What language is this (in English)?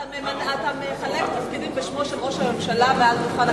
Hebrew